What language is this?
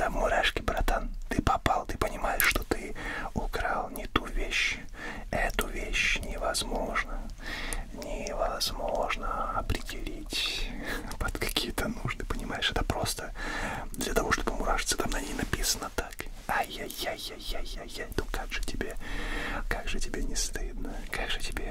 Russian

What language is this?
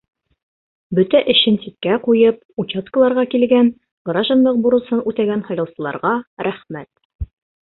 Bashkir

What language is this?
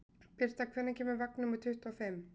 Icelandic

